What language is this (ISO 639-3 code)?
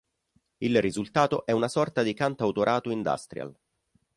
ita